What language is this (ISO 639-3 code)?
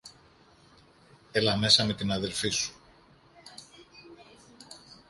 ell